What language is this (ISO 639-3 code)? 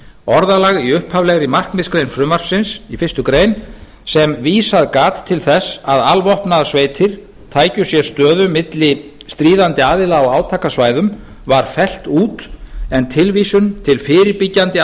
isl